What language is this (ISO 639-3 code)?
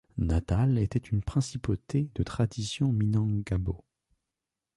fra